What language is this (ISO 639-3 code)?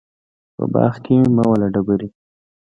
pus